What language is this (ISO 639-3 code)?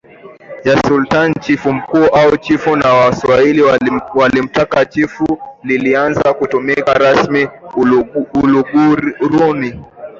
swa